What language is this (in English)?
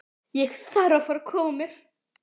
Icelandic